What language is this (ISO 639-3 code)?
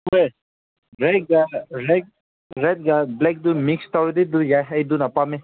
mni